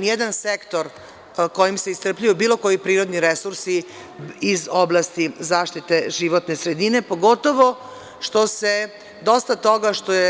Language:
Serbian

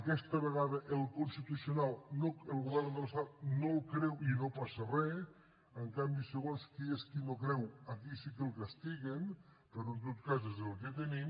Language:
Catalan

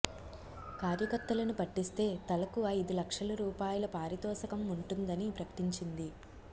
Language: Telugu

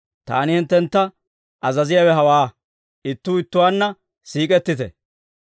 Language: Dawro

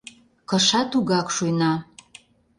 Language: Mari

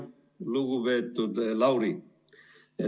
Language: Estonian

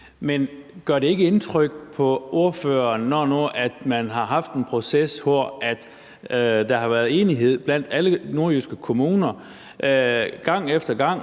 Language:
Danish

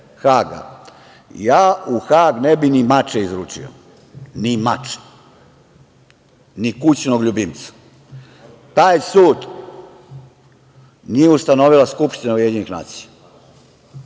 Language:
Serbian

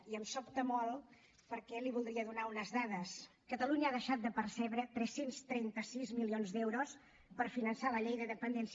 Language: Catalan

